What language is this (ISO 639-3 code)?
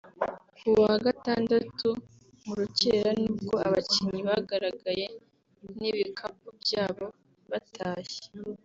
kin